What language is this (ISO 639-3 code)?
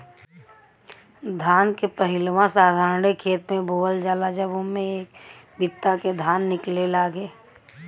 bho